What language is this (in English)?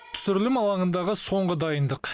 Kazakh